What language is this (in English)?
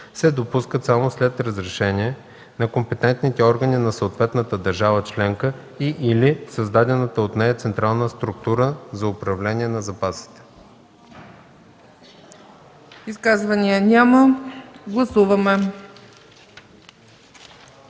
Bulgarian